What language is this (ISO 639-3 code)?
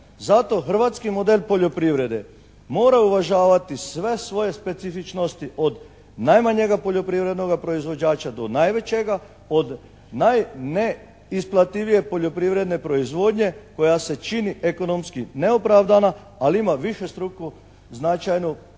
hrv